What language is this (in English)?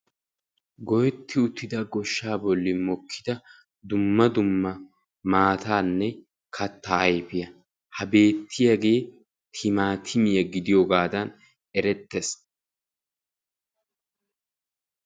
Wolaytta